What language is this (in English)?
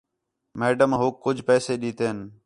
Khetrani